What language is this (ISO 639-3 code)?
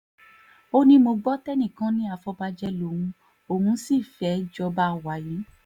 yor